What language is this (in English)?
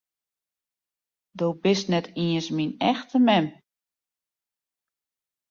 Western Frisian